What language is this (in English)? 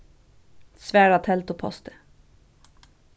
Faroese